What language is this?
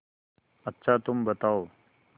Hindi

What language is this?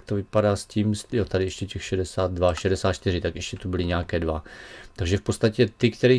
Czech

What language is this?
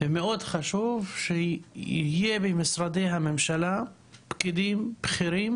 Hebrew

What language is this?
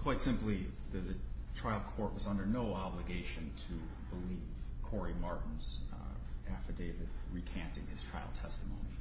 English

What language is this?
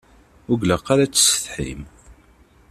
Kabyle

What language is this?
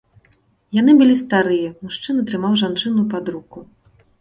Belarusian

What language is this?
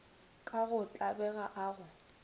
Northern Sotho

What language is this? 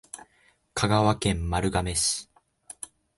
Japanese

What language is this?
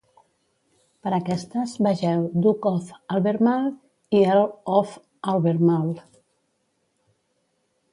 Catalan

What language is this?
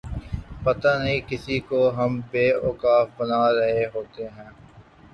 Urdu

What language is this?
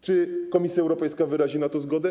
Polish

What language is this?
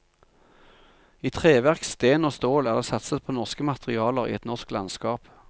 Norwegian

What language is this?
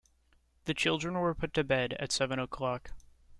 English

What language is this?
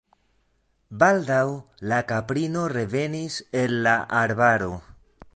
Esperanto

